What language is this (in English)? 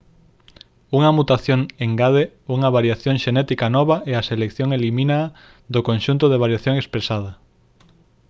Galician